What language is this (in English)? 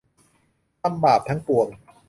Thai